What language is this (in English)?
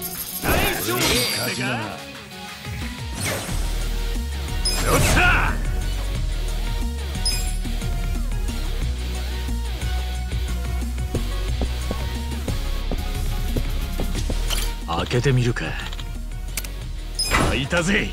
Japanese